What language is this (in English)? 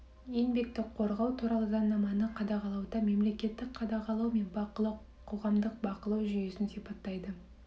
Kazakh